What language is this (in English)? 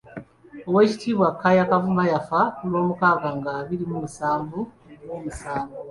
Ganda